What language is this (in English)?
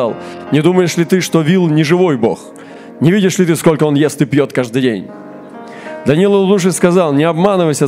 Russian